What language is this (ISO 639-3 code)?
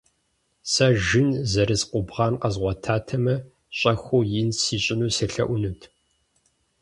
kbd